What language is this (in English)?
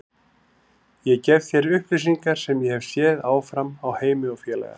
Icelandic